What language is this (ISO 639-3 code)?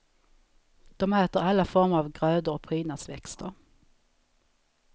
swe